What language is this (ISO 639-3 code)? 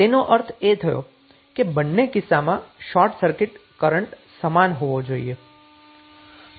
guj